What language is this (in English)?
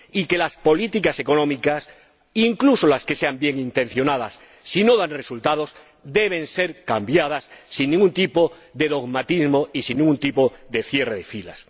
Spanish